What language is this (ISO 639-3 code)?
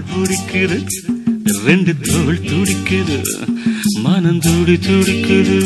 tam